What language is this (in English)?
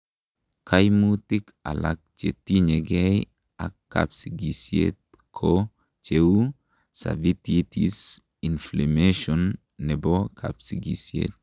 Kalenjin